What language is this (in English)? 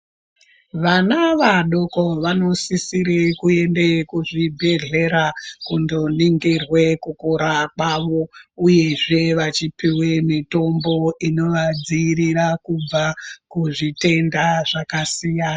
Ndau